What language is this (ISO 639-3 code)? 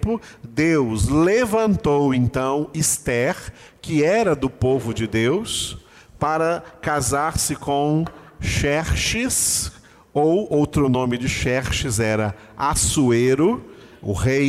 por